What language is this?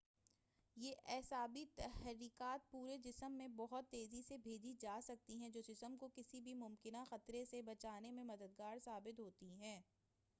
Urdu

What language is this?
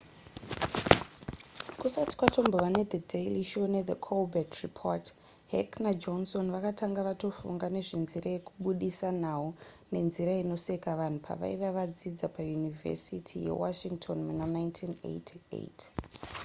Shona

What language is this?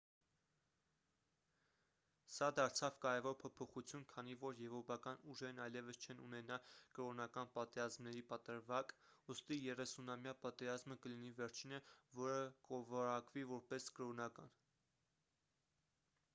Armenian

